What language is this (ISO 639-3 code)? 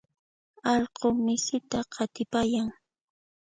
qxp